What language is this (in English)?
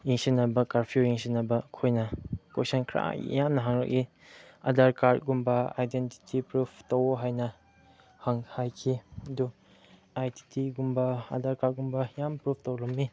Manipuri